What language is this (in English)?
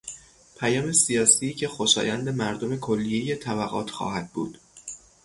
Persian